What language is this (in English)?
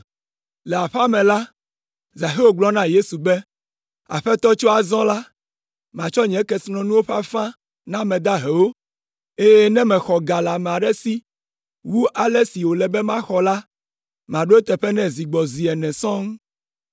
Ewe